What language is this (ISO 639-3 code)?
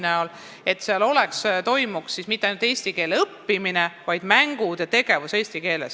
est